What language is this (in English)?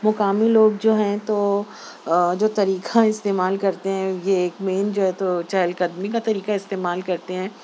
Urdu